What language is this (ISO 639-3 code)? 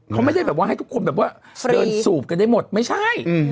tha